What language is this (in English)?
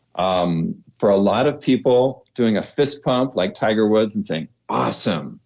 English